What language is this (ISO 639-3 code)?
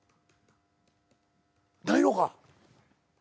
jpn